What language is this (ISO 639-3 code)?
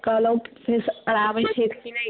mai